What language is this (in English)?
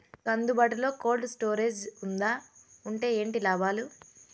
Telugu